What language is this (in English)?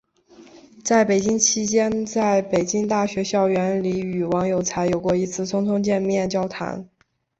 Chinese